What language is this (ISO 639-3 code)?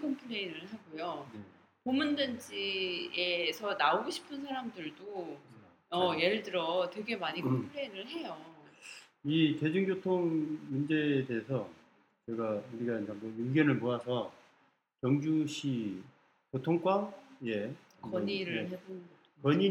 kor